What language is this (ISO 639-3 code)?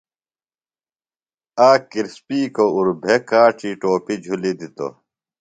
phl